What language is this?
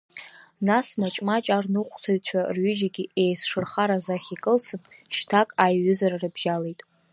Abkhazian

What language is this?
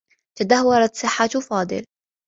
Arabic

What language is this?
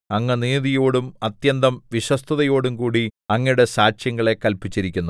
Malayalam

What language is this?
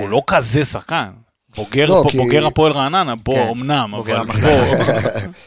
Hebrew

